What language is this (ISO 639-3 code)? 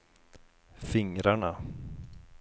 swe